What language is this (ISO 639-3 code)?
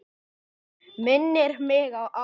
isl